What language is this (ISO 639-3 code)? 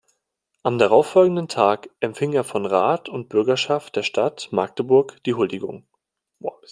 deu